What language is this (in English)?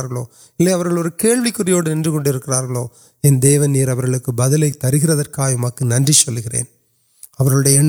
Urdu